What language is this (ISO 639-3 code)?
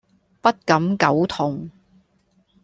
yue